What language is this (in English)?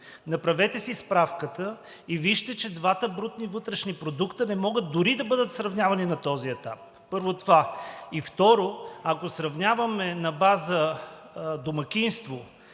Bulgarian